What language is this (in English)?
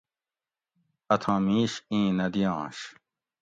Gawri